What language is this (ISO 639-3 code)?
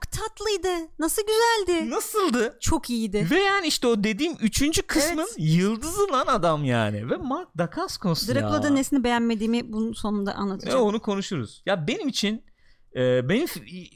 tur